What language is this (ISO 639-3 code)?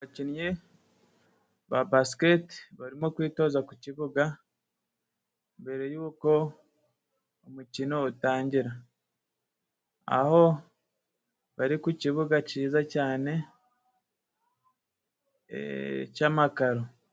kin